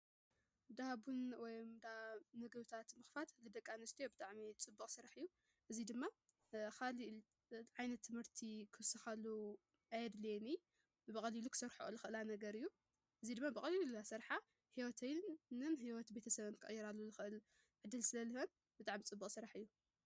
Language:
Tigrinya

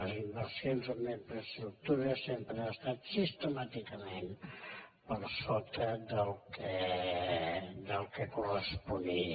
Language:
Catalan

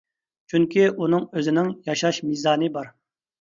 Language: Uyghur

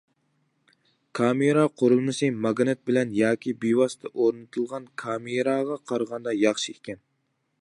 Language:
Uyghur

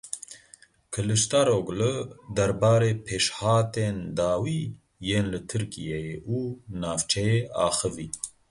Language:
Kurdish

